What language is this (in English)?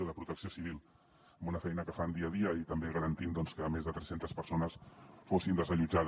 Catalan